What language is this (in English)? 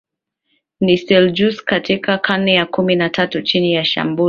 Swahili